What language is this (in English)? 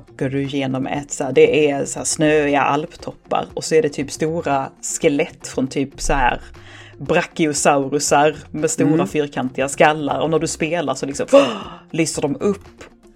Swedish